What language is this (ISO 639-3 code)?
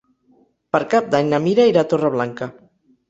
cat